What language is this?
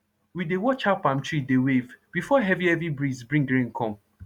Nigerian Pidgin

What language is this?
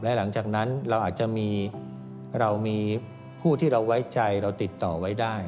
Thai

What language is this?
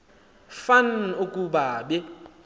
Xhosa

